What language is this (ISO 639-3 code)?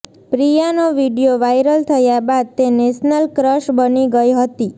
guj